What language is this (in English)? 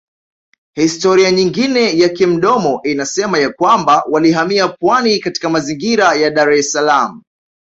Swahili